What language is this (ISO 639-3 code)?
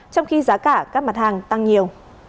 vie